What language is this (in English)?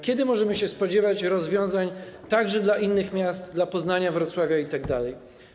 Polish